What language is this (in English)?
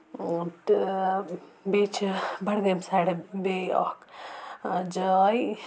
Kashmiri